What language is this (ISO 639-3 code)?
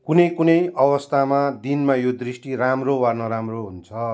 nep